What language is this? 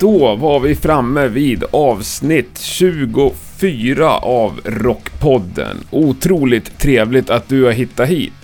Swedish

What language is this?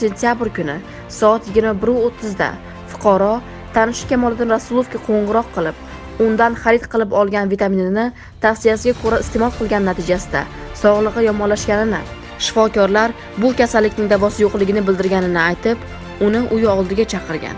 Uzbek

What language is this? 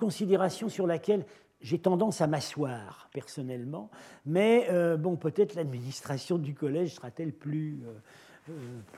French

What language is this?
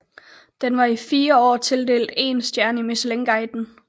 Danish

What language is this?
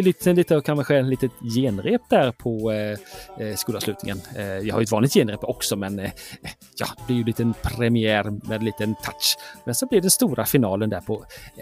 Swedish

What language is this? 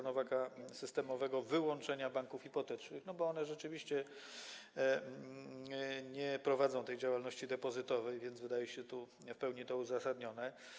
Polish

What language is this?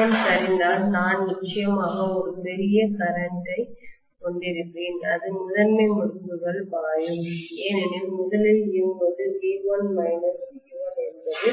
Tamil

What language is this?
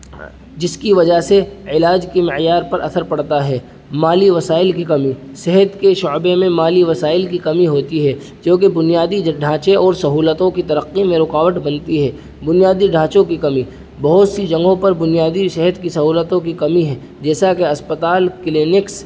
Urdu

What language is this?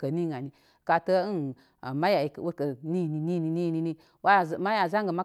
Koma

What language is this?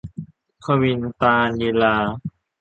Thai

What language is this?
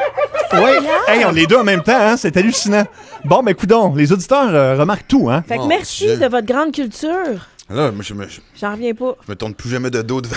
French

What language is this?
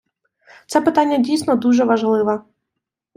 Ukrainian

